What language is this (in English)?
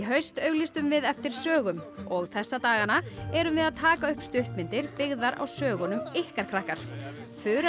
Icelandic